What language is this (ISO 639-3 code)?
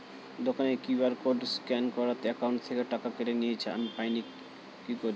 ben